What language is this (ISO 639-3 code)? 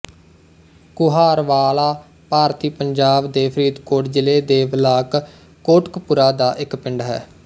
pan